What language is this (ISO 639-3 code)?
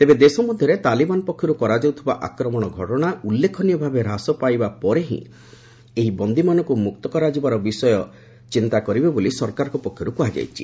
ori